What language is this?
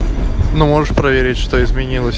Russian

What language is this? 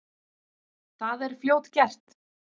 Icelandic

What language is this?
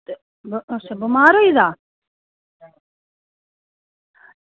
Dogri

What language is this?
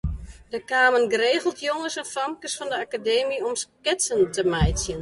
Western Frisian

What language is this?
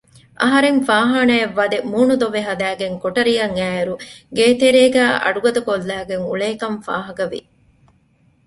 Divehi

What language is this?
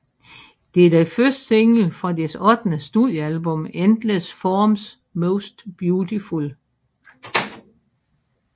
Danish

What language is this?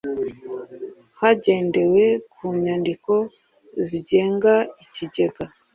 Kinyarwanda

